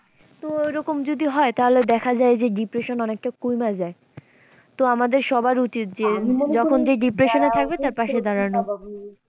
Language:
Bangla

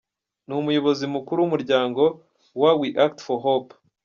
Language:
Kinyarwanda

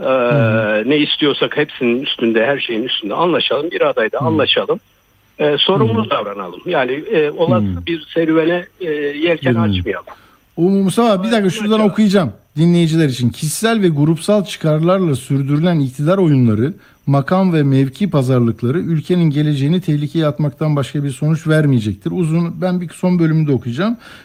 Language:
Turkish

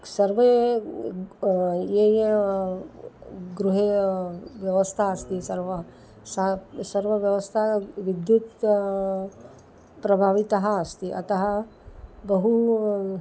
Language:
Sanskrit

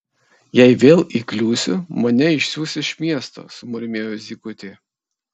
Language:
Lithuanian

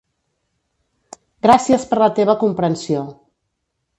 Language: Catalan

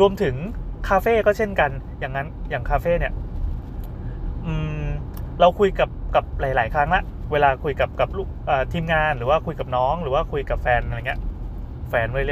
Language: Thai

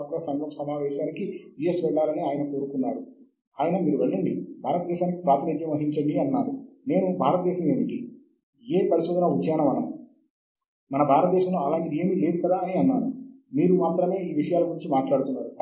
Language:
Telugu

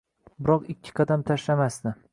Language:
Uzbek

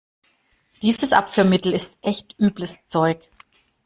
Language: German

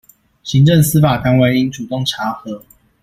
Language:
Chinese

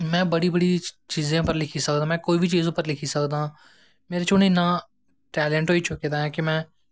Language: Dogri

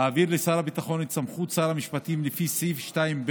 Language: Hebrew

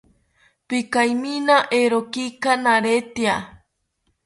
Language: South Ucayali Ashéninka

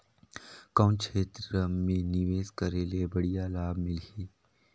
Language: Chhattisgarhi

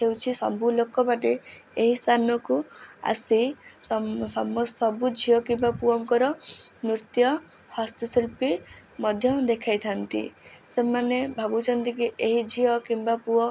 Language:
Odia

